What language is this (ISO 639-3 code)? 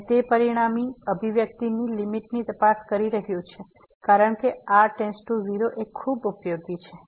guj